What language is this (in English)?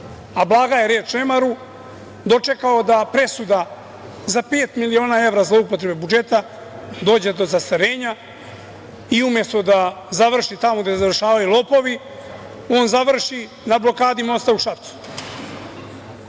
Serbian